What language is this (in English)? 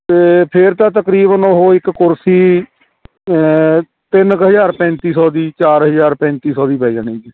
Punjabi